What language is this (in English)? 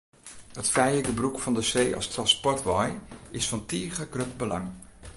Western Frisian